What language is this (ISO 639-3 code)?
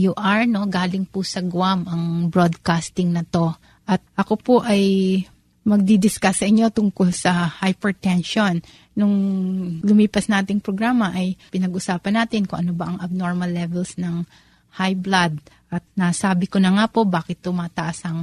fil